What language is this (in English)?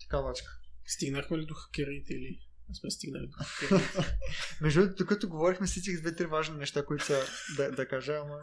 Bulgarian